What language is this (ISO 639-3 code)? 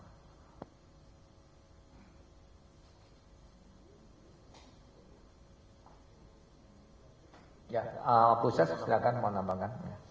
ind